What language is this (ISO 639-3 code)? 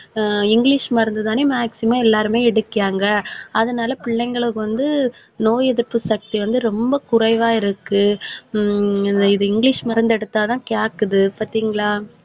tam